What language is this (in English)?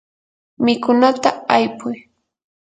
Yanahuanca Pasco Quechua